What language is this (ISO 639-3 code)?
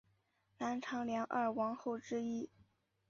zho